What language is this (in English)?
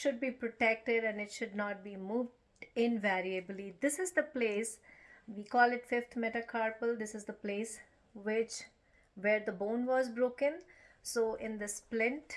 English